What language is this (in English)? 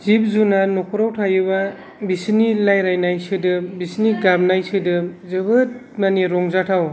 Bodo